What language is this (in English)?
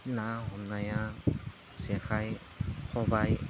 Bodo